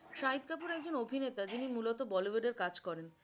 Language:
Bangla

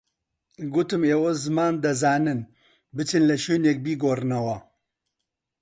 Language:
Central Kurdish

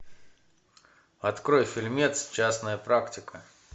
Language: Russian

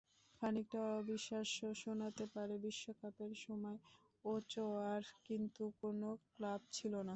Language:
Bangla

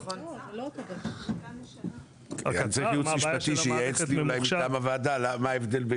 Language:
Hebrew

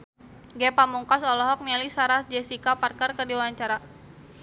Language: Sundanese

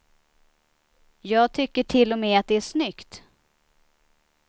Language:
Swedish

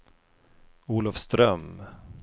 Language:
Swedish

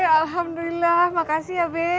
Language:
Indonesian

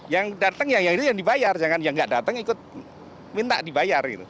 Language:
Indonesian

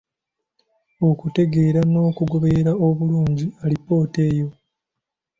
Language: Ganda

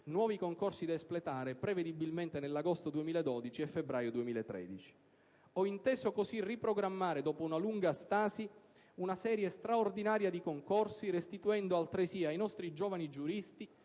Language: Italian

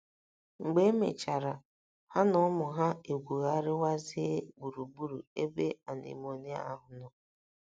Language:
Igbo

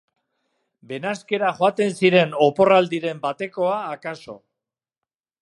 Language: Basque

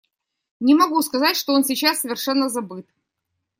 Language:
Russian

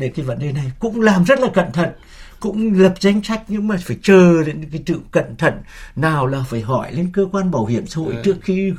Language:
Vietnamese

